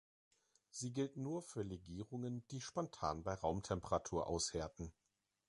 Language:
German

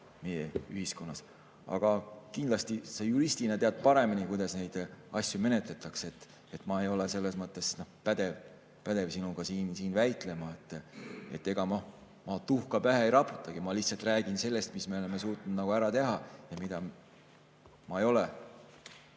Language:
Estonian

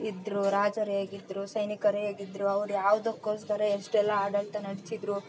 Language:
Kannada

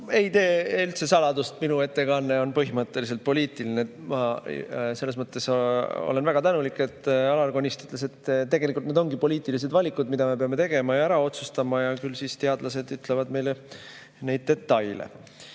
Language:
Estonian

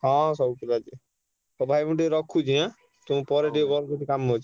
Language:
Odia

